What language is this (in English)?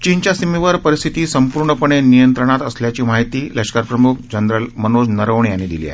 Marathi